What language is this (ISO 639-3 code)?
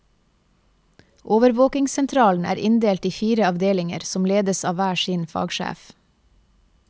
nor